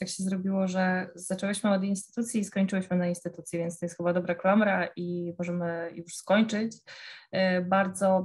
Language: Polish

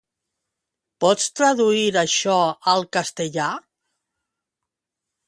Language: Catalan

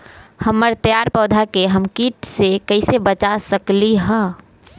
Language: Magahi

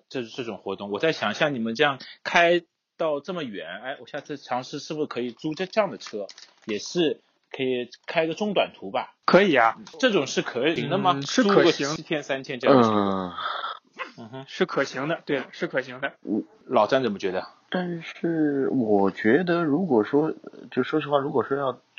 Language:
Chinese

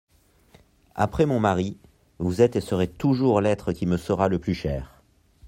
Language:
French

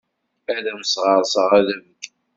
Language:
Kabyle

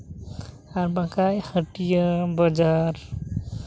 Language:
Santali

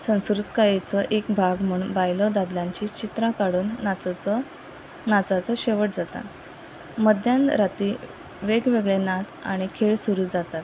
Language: Konkani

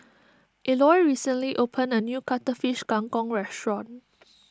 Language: English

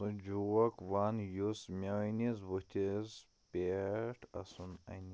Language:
Kashmiri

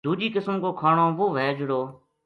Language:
Gujari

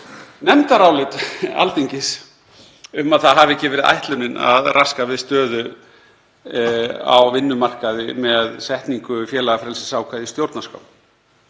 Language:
Icelandic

